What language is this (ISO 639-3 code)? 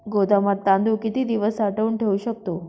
mar